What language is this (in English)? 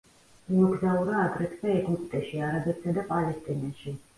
Georgian